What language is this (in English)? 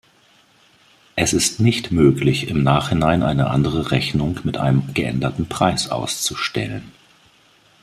German